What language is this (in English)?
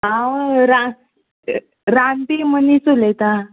Konkani